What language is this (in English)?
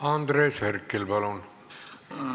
Estonian